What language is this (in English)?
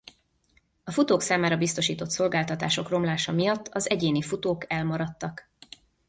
Hungarian